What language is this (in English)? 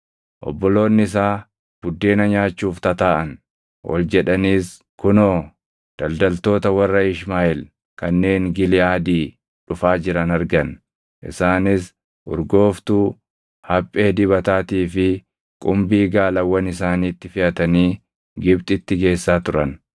Oromo